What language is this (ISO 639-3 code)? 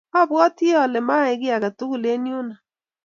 kln